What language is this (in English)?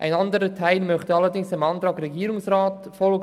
Swiss German